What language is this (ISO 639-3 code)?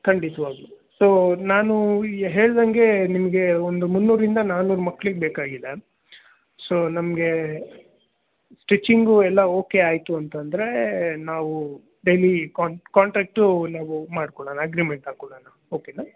kan